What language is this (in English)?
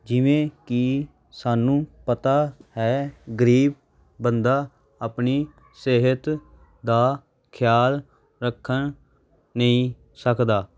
Punjabi